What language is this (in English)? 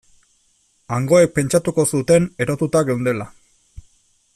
Basque